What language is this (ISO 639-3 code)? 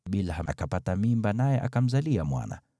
swa